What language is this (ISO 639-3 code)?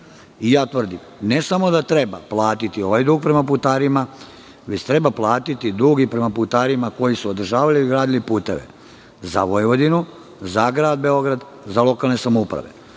srp